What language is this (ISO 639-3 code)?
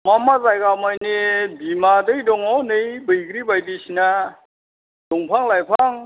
brx